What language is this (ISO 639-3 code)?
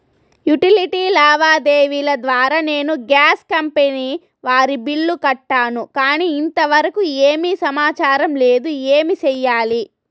tel